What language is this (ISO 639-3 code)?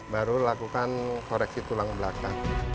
ind